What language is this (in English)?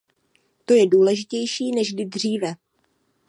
Czech